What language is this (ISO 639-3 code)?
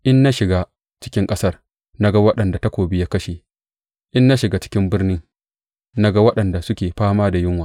hau